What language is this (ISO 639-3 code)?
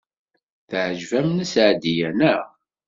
kab